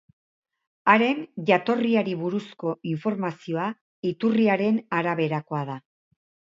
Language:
Basque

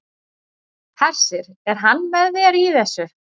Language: Icelandic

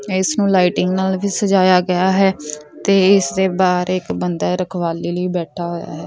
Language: Punjabi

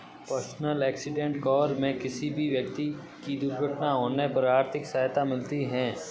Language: Hindi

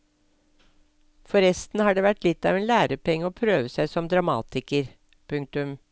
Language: Norwegian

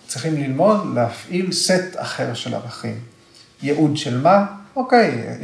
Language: Hebrew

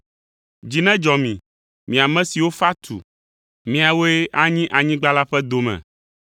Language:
Ewe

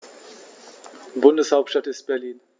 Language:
German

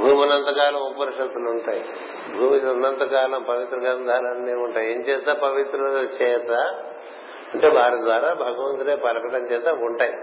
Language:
Telugu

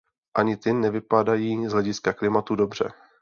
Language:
Czech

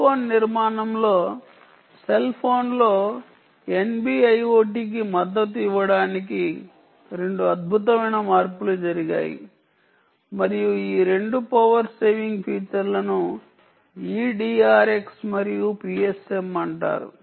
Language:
Telugu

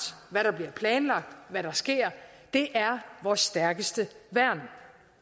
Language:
Danish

